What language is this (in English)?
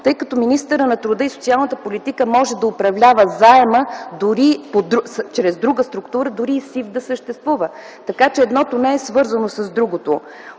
Bulgarian